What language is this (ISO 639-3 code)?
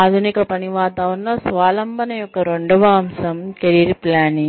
tel